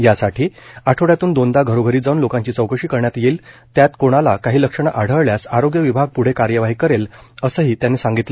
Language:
Marathi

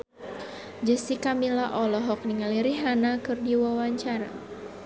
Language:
Sundanese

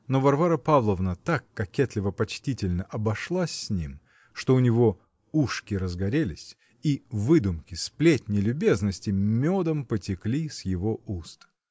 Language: Russian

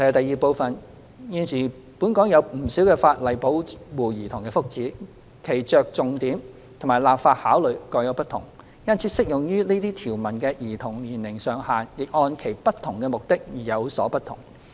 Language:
Cantonese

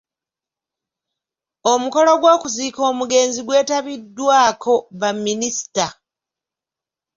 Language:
Ganda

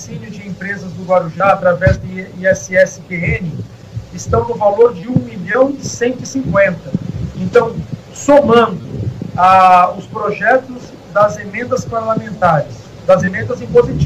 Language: Portuguese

